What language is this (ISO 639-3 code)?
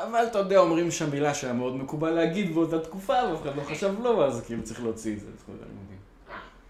heb